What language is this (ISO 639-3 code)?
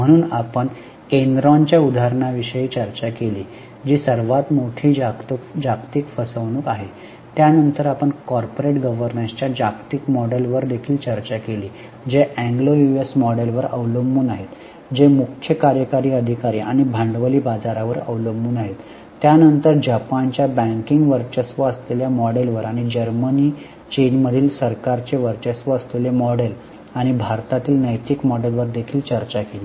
mar